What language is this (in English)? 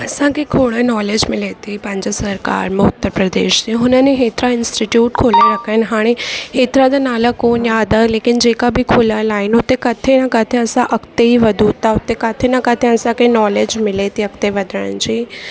Sindhi